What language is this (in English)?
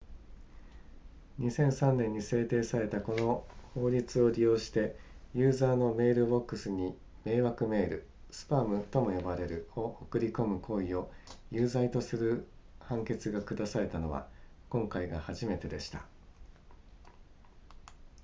Japanese